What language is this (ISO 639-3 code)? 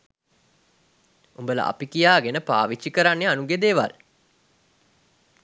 sin